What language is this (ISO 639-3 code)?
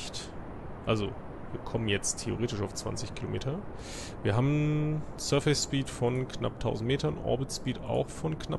deu